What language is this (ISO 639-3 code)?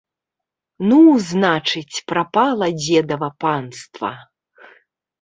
bel